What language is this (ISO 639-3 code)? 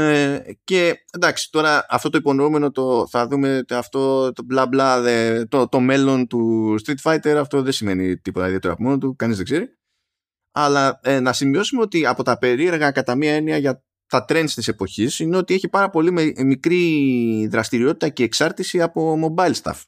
ell